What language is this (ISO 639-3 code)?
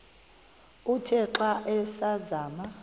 xho